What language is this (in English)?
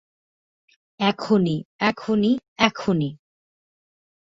Bangla